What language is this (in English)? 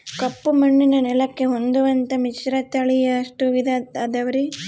Kannada